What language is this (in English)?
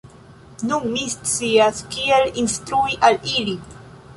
Esperanto